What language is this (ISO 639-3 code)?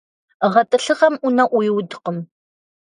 kbd